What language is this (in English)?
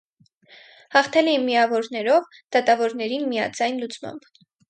Armenian